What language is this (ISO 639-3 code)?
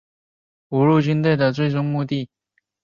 zho